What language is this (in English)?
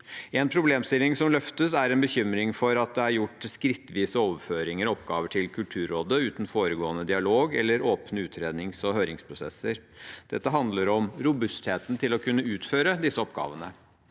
Norwegian